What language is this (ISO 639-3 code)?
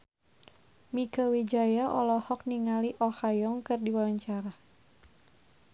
sun